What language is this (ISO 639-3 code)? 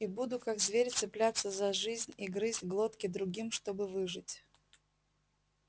rus